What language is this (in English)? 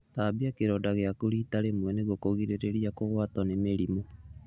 Kikuyu